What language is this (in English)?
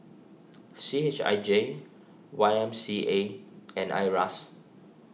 English